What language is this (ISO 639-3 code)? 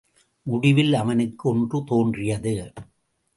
tam